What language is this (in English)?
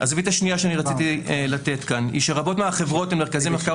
Hebrew